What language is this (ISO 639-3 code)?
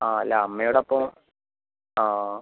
mal